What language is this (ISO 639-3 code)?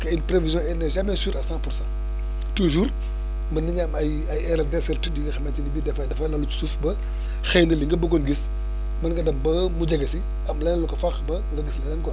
wol